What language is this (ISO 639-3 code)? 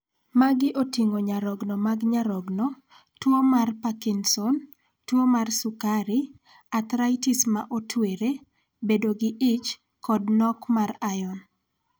luo